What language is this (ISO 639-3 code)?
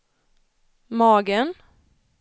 swe